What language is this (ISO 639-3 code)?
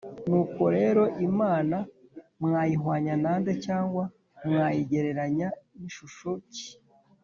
kin